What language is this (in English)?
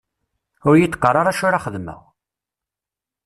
Kabyle